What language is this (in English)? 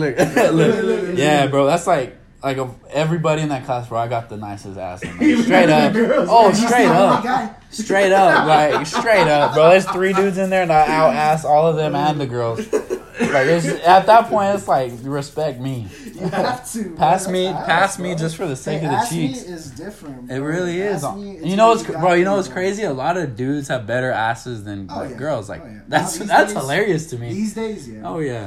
English